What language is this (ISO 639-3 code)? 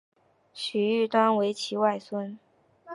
zho